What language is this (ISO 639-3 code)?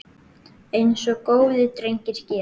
isl